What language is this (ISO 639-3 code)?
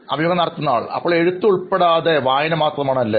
mal